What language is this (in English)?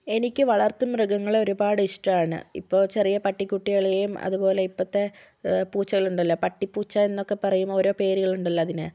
Malayalam